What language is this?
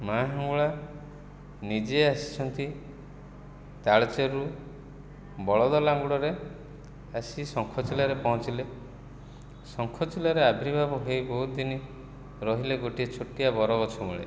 Odia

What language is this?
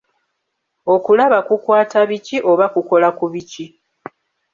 Ganda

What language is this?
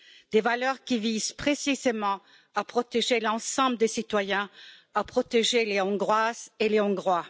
French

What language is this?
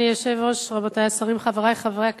Hebrew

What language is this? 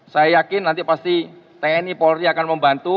Indonesian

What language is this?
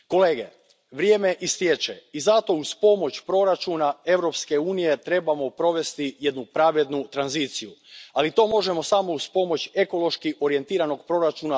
Croatian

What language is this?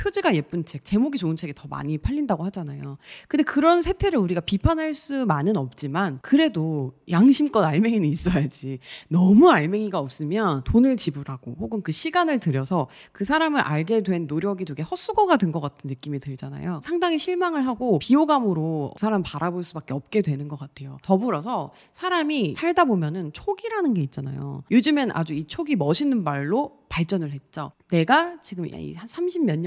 Korean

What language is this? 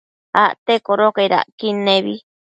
Matsés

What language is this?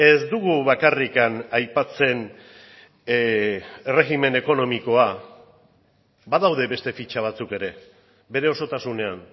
Basque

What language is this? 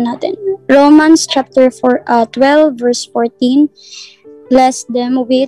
Filipino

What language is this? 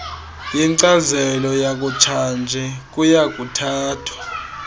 Xhosa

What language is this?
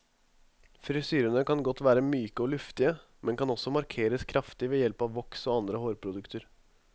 Norwegian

